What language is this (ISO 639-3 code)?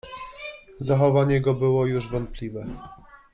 pol